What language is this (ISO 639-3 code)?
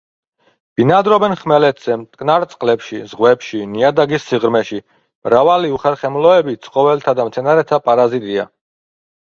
kat